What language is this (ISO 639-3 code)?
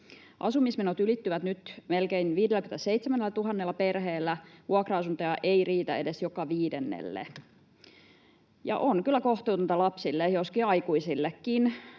fin